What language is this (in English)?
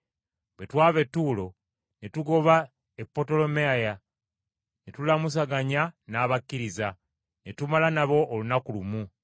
Ganda